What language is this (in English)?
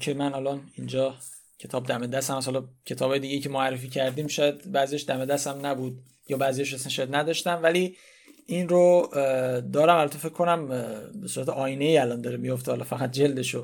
Persian